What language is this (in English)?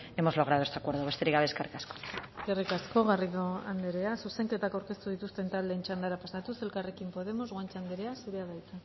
Basque